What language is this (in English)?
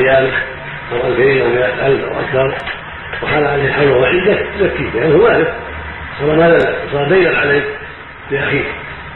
Arabic